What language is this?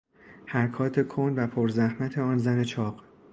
Persian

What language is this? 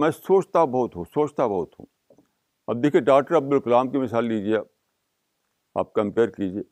Urdu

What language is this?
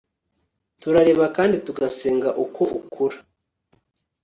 Kinyarwanda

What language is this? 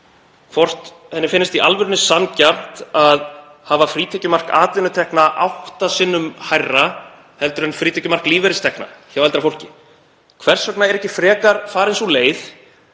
Icelandic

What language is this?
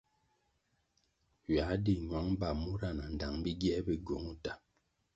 Kwasio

